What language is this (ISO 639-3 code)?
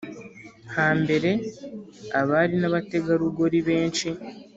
kin